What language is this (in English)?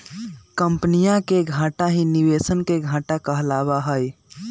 Magahi